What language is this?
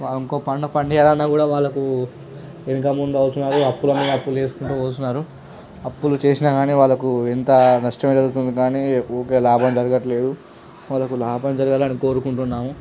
Telugu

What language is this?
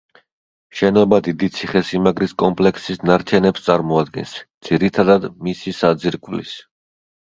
Georgian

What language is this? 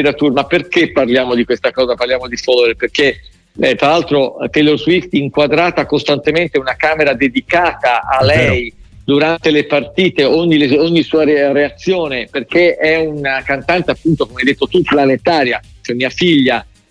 Italian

